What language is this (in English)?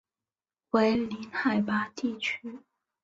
Chinese